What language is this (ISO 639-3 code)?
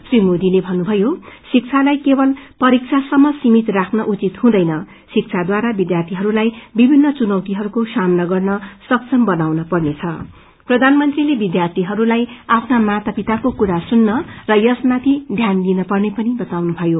nep